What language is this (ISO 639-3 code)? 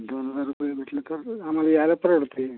mar